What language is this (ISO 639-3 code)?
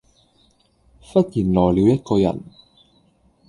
yue